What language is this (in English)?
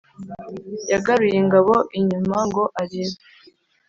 Kinyarwanda